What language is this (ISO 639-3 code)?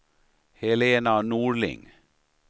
swe